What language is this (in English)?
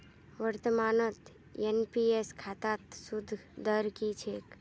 Magahi